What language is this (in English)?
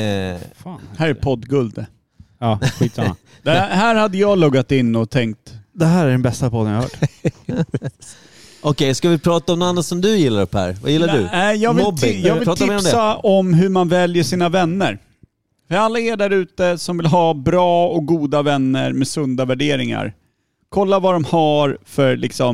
Swedish